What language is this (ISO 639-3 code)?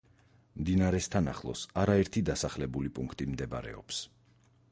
kat